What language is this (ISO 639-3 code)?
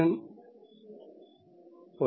mal